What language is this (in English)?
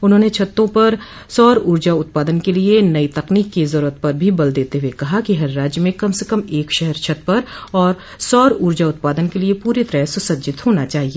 Hindi